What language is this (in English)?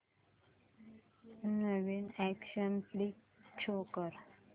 Marathi